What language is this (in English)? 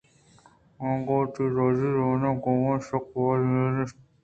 Eastern Balochi